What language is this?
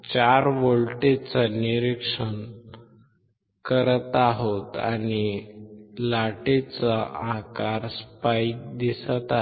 Marathi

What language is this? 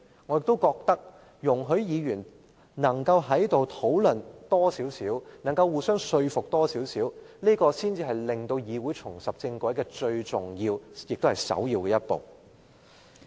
Cantonese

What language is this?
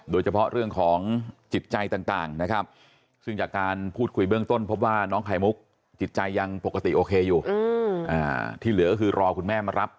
Thai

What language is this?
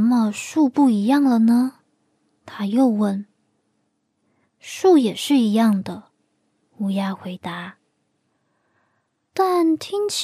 Chinese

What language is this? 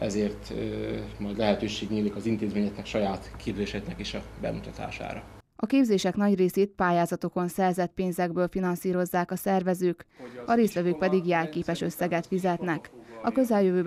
Hungarian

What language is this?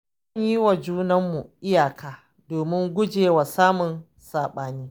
Hausa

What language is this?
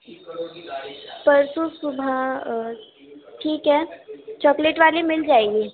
Urdu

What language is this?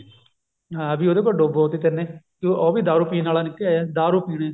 Punjabi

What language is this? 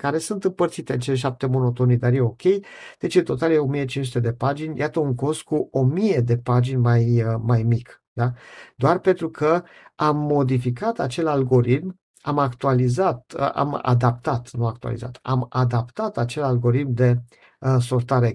Romanian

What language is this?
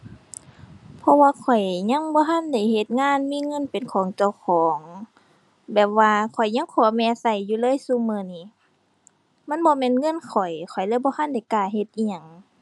Thai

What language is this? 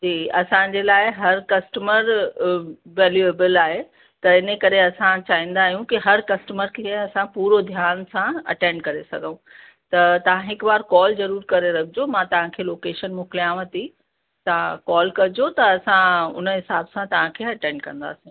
Sindhi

